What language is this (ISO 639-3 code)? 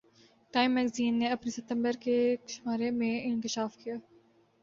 urd